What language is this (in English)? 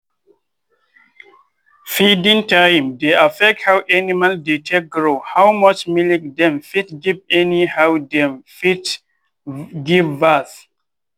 Nigerian Pidgin